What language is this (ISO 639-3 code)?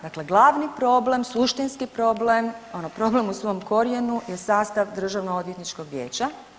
hrv